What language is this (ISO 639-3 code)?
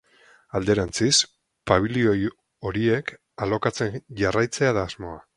eus